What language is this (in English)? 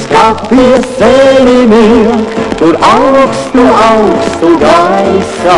Russian